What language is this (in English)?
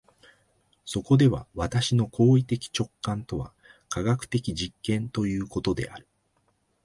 Japanese